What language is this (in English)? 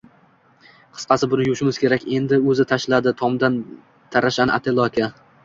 Uzbek